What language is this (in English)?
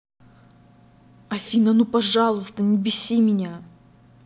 Russian